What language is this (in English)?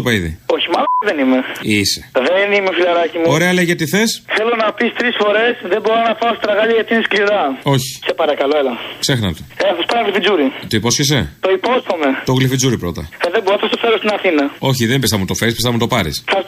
Greek